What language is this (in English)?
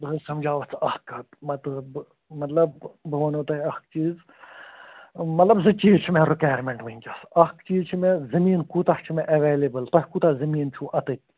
Kashmiri